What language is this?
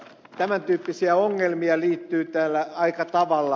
Finnish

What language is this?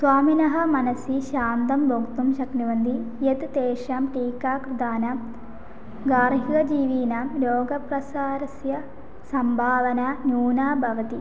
Sanskrit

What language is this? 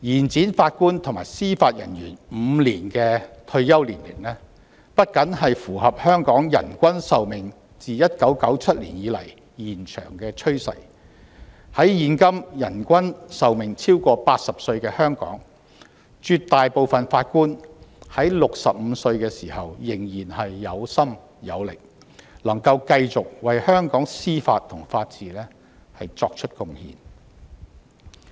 Cantonese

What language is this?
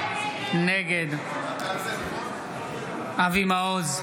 Hebrew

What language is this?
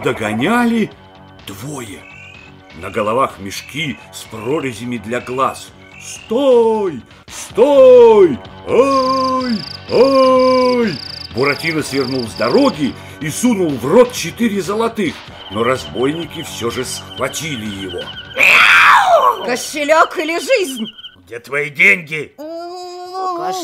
Russian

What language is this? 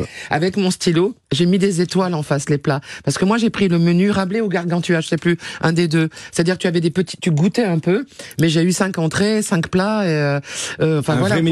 French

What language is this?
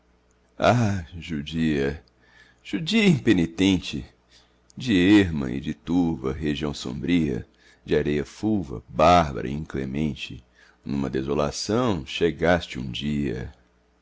Portuguese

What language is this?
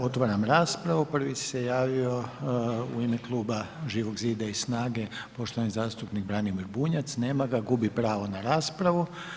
Croatian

